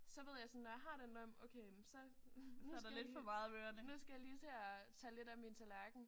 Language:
Danish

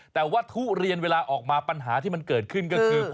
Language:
Thai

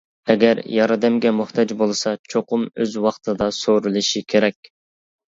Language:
Uyghur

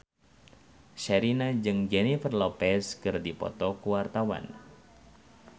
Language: Sundanese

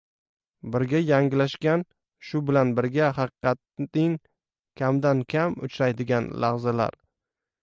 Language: Uzbek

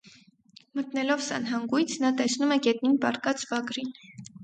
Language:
Armenian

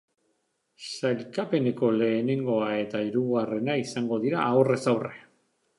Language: Basque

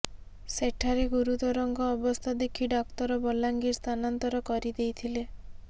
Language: Odia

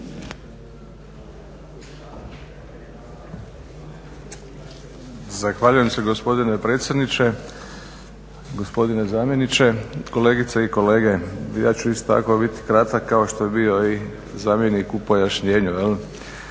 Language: Croatian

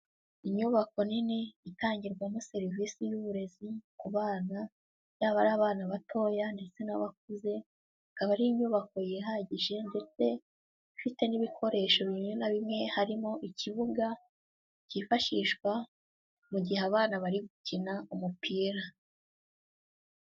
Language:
Kinyarwanda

